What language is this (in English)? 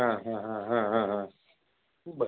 Marathi